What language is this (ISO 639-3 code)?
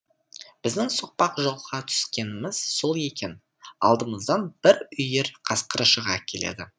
kaz